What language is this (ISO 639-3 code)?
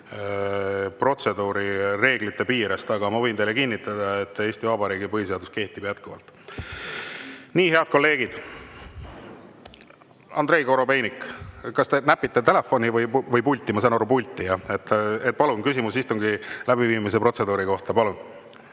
est